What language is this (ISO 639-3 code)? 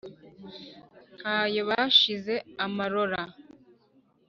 kin